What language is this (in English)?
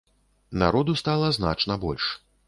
Belarusian